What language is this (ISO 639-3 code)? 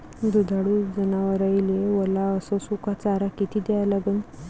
mar